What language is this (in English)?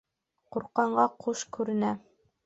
Bashkir